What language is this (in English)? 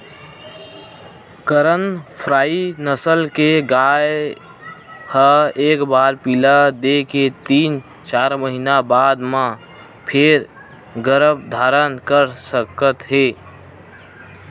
Chhattisgarhi